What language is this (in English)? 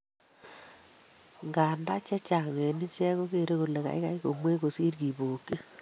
Kalenjin